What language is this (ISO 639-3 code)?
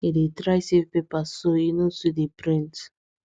pcm